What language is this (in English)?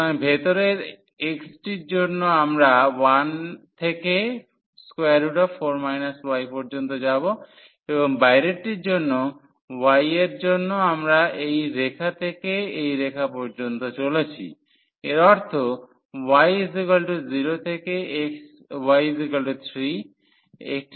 Bangla